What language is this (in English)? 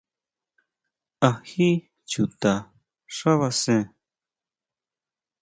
Huautla Mazatec